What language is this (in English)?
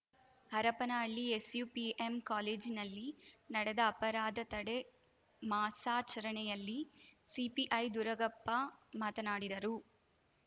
Kannada